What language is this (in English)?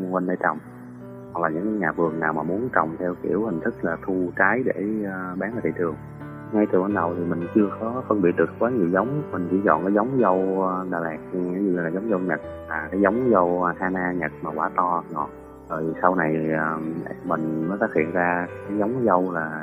Vietnamese